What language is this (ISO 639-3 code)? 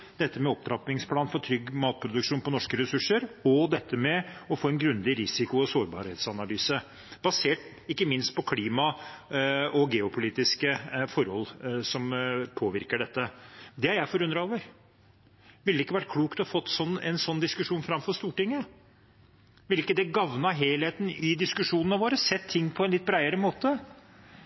nob